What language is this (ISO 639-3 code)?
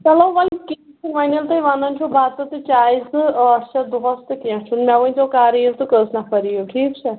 kas